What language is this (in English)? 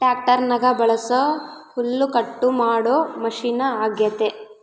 Kannada